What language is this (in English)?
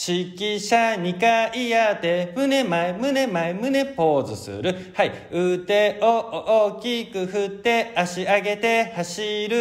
Japanese